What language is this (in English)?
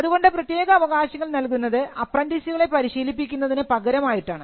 Malayalam